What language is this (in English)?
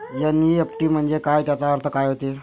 Marathi